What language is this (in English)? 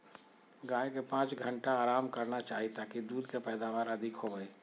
Magahi